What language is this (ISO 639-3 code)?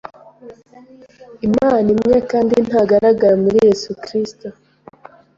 kin